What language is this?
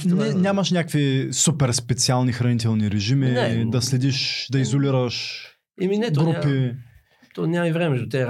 Bulgarian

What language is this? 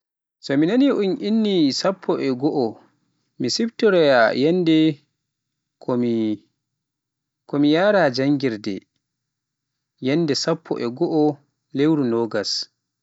Pular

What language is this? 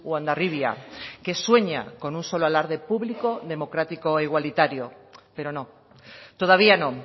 Spanish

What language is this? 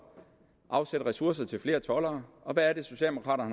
Danish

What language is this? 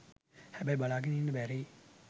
Sinhala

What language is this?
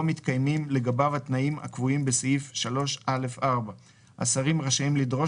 Hebrew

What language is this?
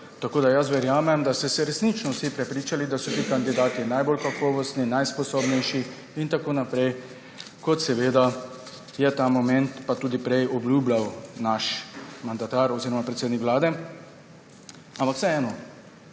Slovenian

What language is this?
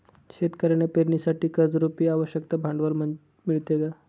Marathi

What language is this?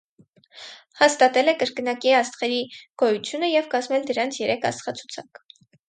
Armenian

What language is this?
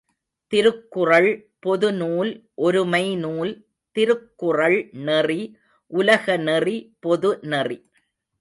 Tamil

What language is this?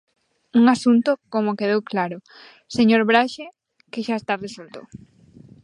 Galician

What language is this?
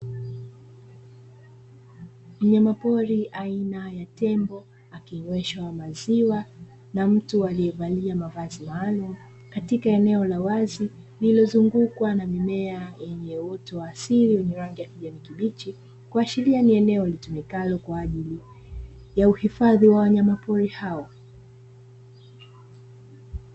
Swahili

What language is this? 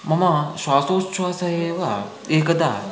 Sanskrit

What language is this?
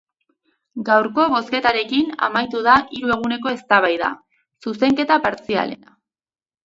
Basque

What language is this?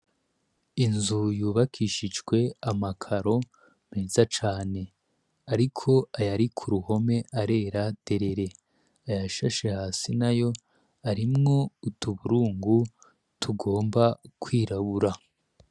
Rundi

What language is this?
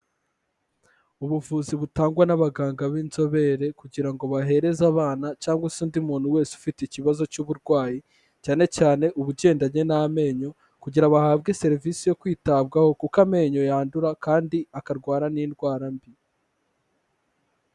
Kinyarwanda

